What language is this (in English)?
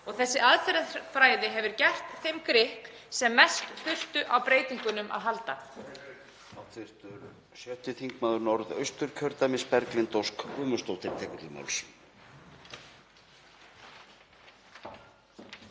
Icelandic